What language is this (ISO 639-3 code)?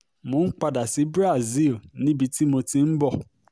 yor